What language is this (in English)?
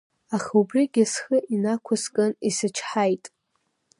Abkhazian